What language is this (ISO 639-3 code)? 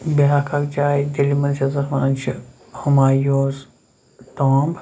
kas